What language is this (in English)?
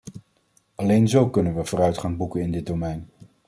Dutch